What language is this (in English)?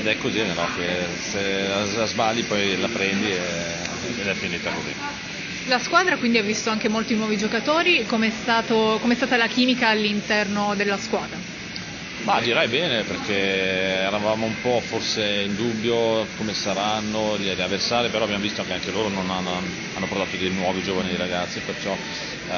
Italian